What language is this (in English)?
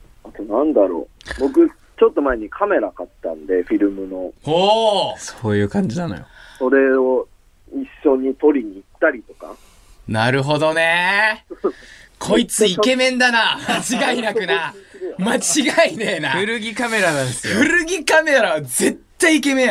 Japanese